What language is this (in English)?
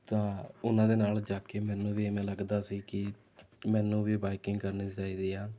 Punjabi